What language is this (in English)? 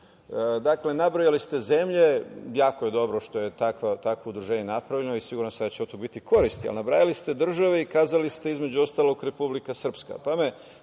Serbian